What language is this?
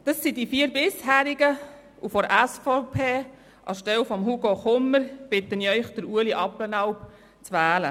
Swiss German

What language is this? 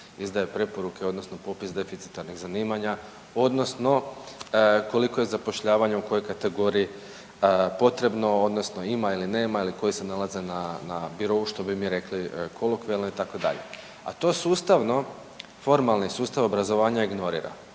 Croatian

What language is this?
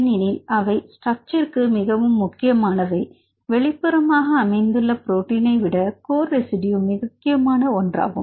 Tamil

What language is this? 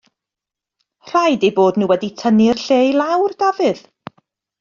Welsh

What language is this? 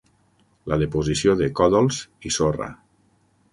Catalan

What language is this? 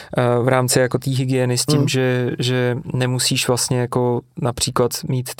Czech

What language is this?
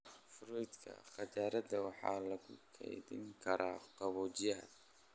Somali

